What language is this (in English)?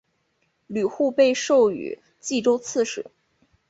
Chinese